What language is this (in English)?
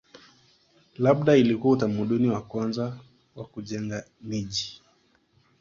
Swahili